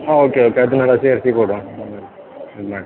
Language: Kannada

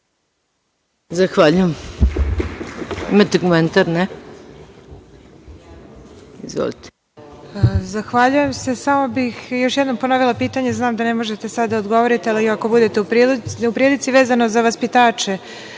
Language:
Serbian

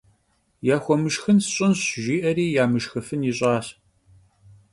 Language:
Kabardian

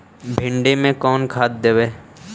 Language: Magahi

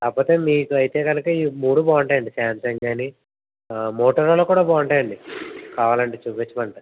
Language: Telugu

